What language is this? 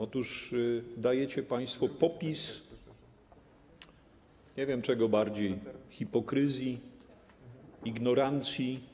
Polish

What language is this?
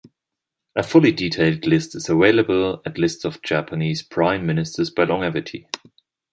English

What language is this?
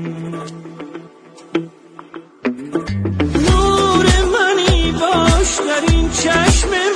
Persian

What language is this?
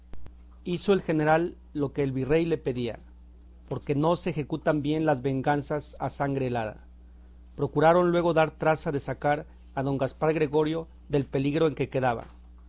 Spanish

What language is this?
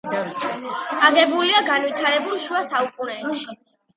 Georgian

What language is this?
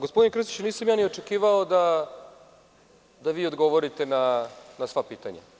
Serbian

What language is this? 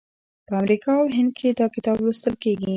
Pashto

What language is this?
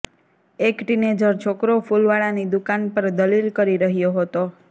Gujarati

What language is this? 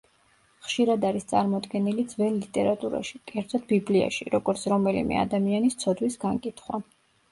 Georgian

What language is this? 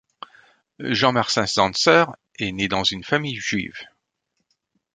French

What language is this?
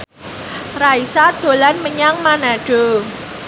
Javanese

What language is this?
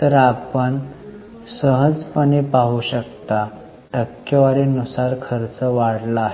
Marathi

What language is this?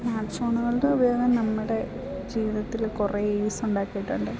Malayalam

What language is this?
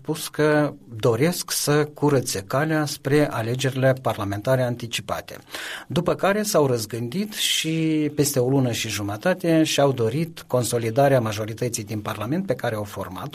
Romanian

